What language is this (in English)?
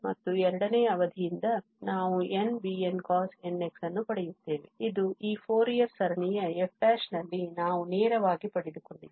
Kannada